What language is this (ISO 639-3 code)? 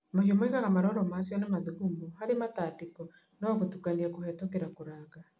kik